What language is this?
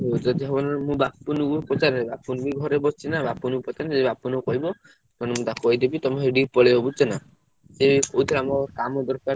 Odia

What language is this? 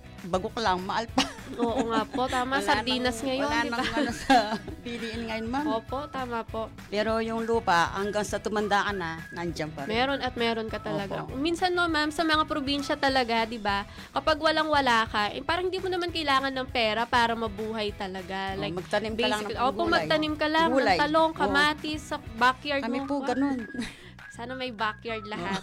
Filipino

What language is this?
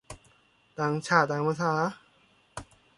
Thai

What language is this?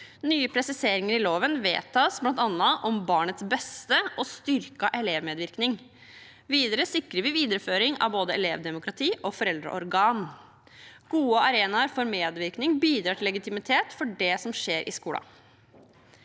Norwegian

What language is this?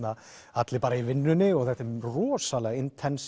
Icelandic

